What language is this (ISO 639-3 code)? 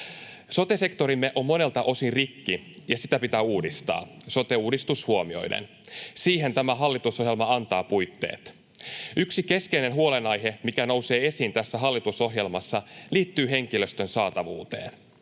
fin